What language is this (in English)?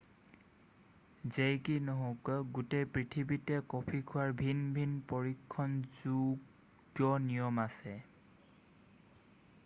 Assamese